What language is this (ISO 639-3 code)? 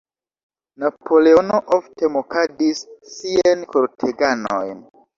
epo